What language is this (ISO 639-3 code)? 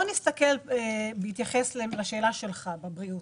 heb